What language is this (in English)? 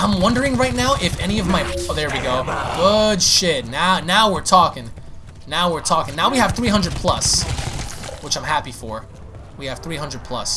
English